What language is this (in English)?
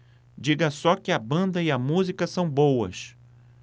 Portuguese